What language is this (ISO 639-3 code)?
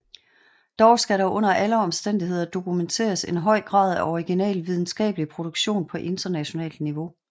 dan